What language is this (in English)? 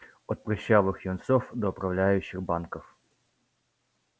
Russian